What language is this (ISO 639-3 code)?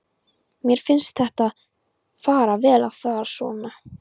isl